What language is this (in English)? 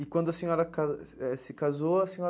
Portuguese